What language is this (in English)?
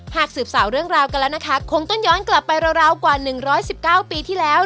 Thai